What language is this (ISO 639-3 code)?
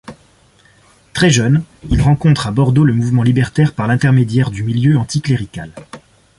fra